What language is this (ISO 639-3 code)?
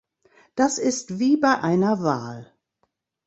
deu